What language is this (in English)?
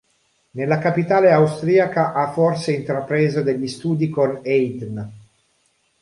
Italian